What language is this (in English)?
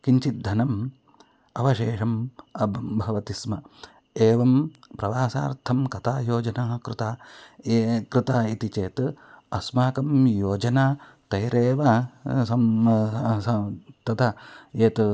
Sanskrit